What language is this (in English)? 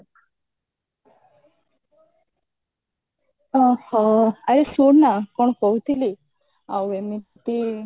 Odia